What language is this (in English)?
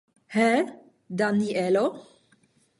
Esperanto